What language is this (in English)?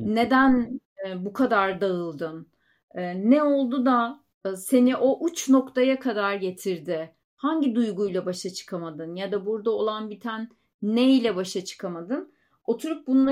Turkish